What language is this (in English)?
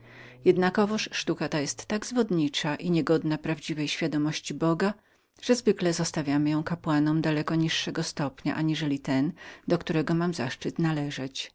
Polish